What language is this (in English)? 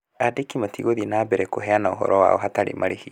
Kikuyu